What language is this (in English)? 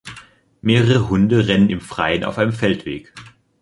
German